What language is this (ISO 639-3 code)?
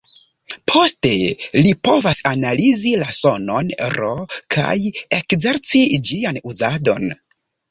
epo